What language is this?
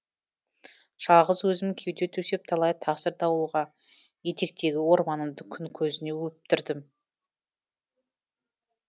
Kazakh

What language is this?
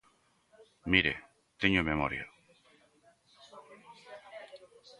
Galician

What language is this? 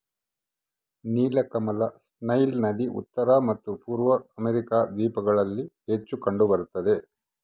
Kannada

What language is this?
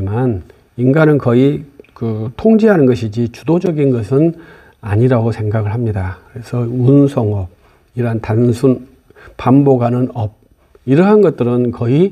Korean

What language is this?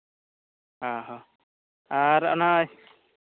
Santali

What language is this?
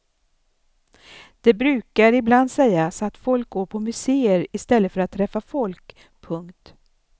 Swedish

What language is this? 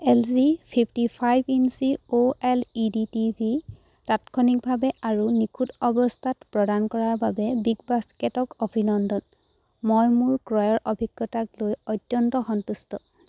Assamese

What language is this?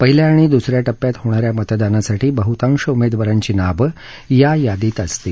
Marathi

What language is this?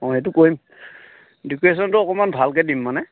Assamese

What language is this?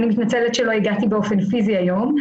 Hebrew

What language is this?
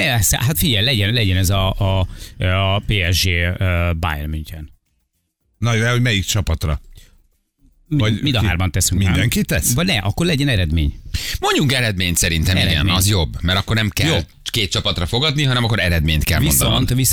Hungarian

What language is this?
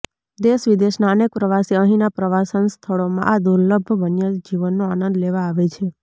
Gujarati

